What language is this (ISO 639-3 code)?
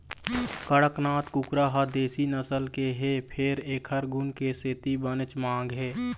hne